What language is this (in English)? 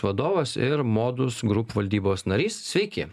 Lithuanian